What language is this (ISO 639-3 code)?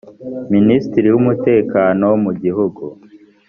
kin